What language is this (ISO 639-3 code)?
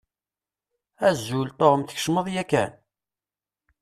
kab